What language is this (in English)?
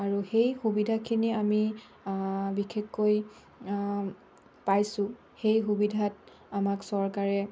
Assamese